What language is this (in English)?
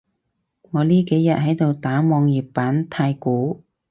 Cantonese